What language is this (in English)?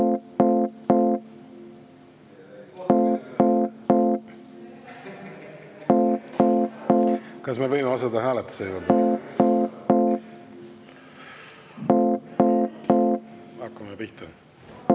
Estonian